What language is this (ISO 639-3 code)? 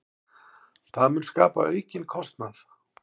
isl